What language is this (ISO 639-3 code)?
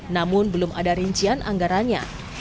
ind